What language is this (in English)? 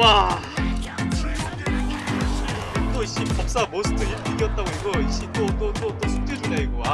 Korean